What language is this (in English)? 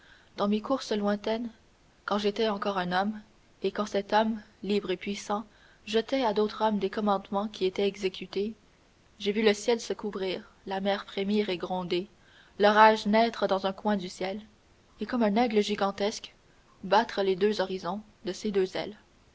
French